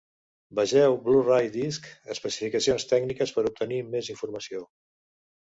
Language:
Catalan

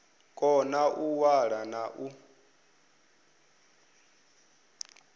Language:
Venda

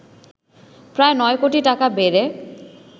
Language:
Bangla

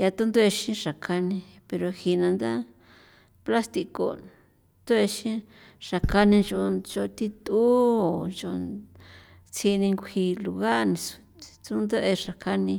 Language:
San Felipe Otlaltepec Popoloca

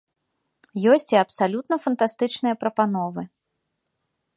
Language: Belarusian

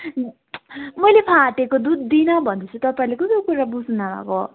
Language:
Nepali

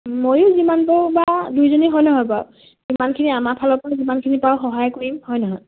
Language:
Assamese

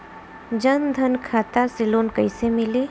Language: Bhojpuri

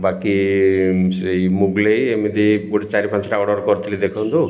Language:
Odia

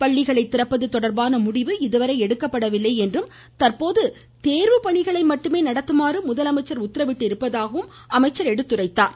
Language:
Tamil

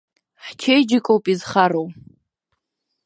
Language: Abkhazian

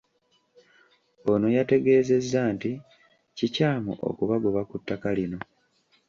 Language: Ganda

